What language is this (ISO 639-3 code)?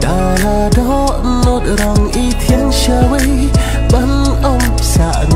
tha